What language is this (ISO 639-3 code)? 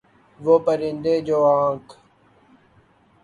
urd